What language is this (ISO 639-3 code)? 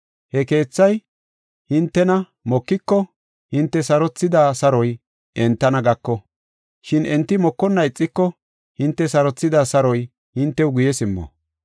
gof